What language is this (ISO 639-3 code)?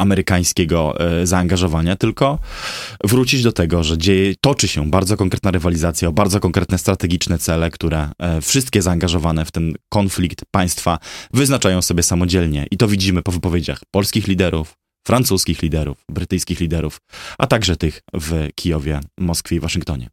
pol